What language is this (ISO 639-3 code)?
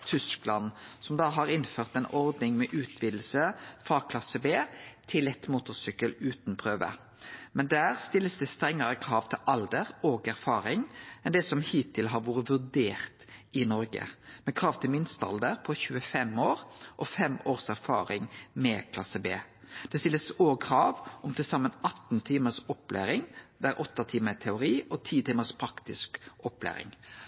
nno